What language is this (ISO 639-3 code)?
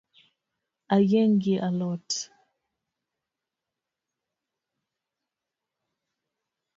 luo